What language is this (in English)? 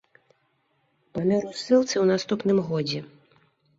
Belarusian